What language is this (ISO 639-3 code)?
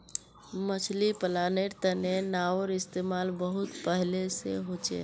mag